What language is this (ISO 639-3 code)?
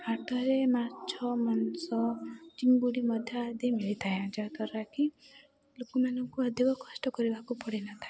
ori